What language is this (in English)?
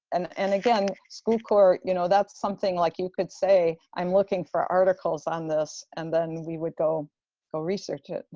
English